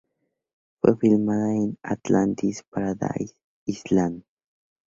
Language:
Spanish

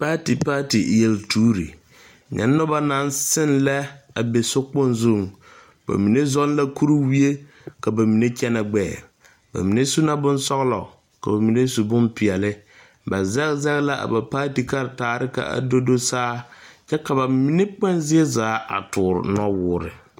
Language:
Southern Dagaare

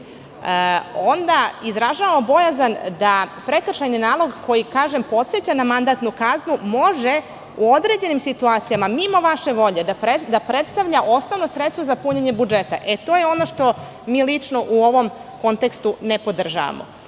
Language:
Serbian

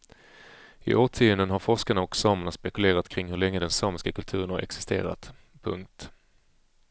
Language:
Swedish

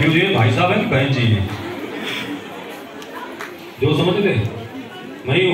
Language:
Arabic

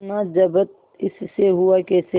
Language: Hindi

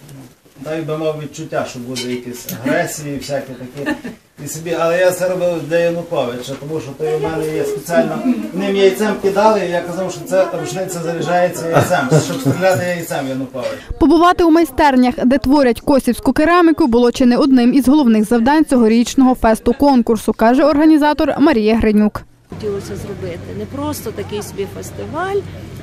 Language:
Ukrainian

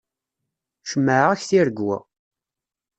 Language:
Kabyle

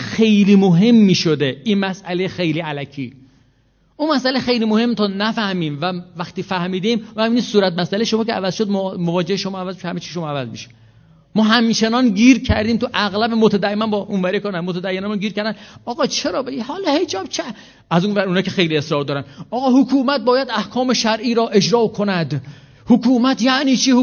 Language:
Persian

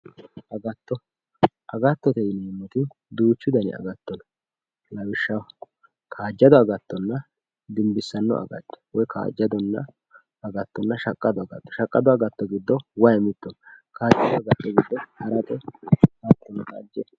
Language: Sidamo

